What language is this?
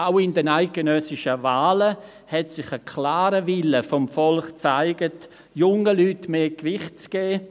Swiss German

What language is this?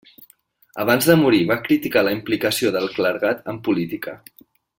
Catalan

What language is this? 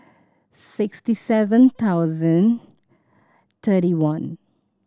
English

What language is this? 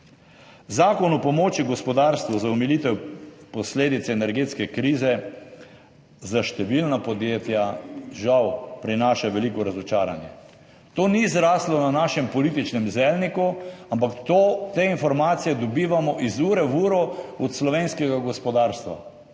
Slovenian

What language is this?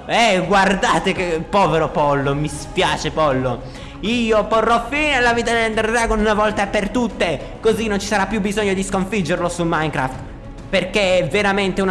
Italian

